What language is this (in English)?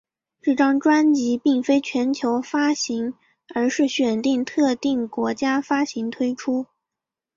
Chinese